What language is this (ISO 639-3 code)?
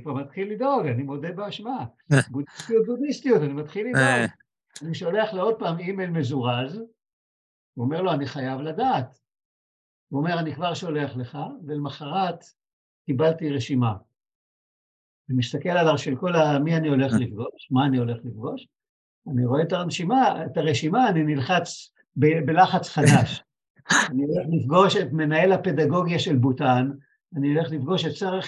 heb